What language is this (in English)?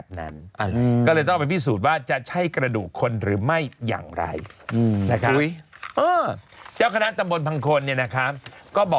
Thai